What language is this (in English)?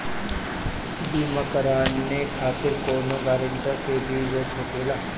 Bhojpuri